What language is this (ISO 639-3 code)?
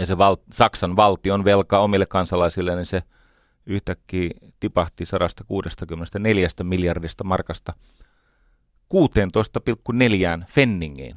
fin